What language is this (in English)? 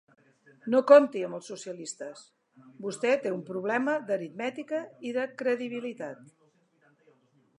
Catalan